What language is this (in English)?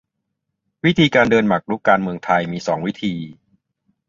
Thai